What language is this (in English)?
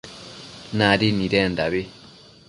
Matsés